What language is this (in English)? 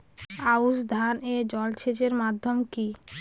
Bangla